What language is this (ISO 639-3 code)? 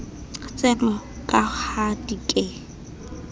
sot